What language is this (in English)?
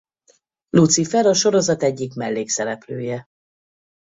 Hungarian